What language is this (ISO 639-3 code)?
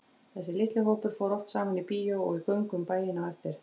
isl